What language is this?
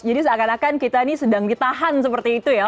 Indonesian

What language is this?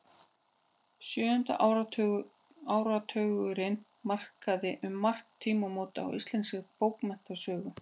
Icelandic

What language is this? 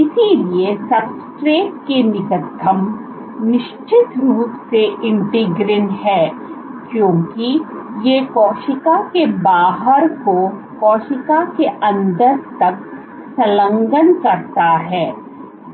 Hindi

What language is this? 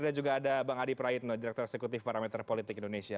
Indonesian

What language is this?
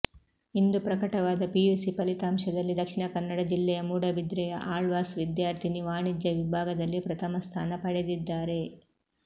Kannada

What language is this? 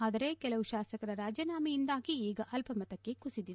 Kannada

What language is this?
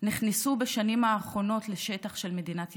Hebrew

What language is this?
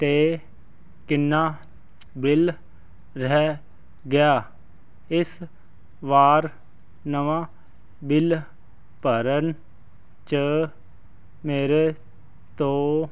Punjabi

